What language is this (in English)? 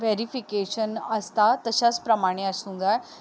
Konkani